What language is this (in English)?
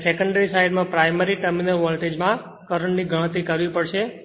Gujarati